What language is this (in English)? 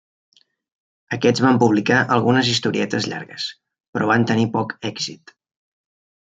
Catalan